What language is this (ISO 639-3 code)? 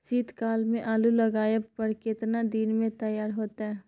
mai